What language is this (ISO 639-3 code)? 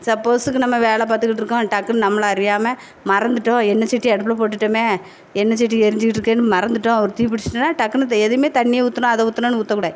tam